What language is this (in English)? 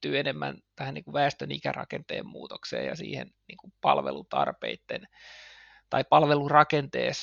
Finnish